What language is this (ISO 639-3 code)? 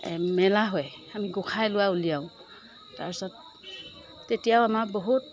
asm